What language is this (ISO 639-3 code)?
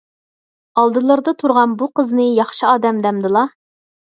uig